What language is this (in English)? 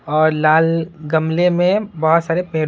Hindi